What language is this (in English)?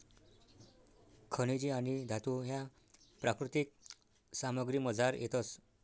Marathi